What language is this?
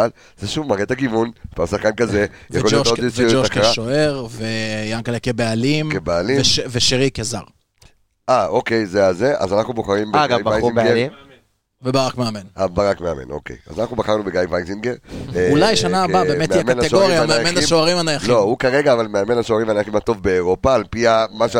Hebrew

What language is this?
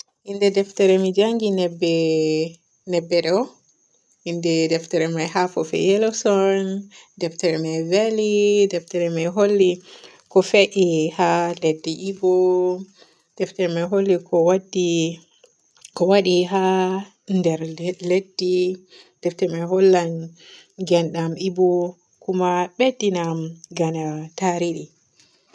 Borgu Fulfulde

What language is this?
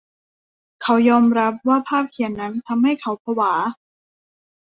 Thai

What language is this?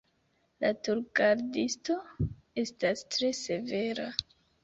Esperanto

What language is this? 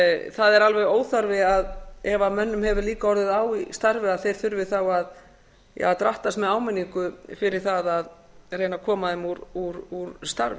Icelandic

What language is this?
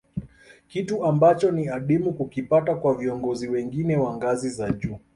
Swahili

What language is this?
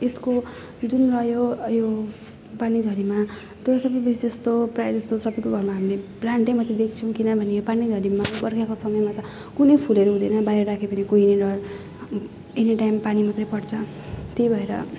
Nepali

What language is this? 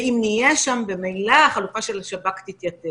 Hebrew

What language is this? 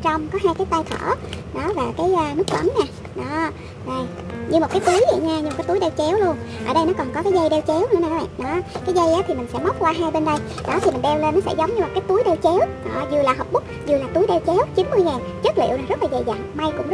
Vietnamese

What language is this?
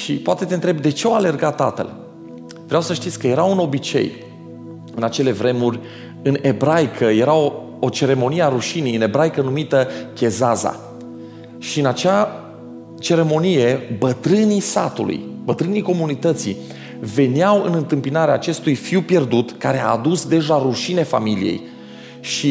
Romanian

